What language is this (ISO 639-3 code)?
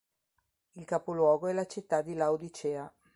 ita